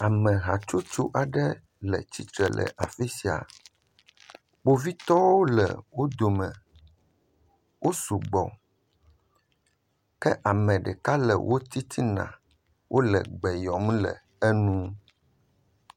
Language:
Ewe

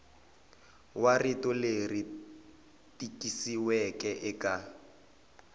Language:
Tsonga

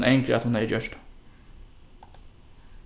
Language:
Faroese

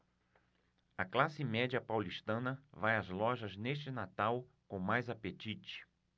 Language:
Portuguese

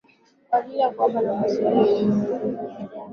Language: Swahili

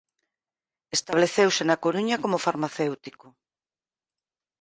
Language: Galician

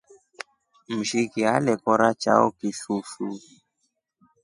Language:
Rombo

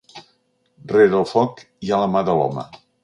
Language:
Catalan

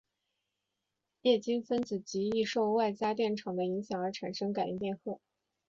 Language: Chinese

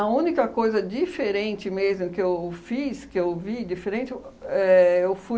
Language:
Portuguese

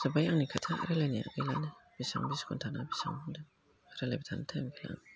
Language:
Bodo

